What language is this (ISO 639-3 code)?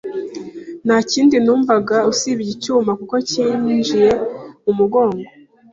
kin